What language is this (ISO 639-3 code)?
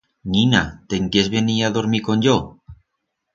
arg